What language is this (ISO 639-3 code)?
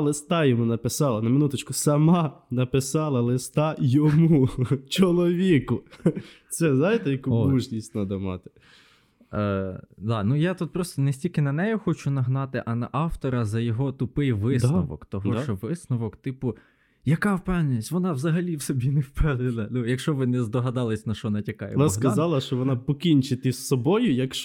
ukr